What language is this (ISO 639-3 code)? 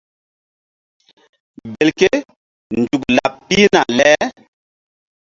mdd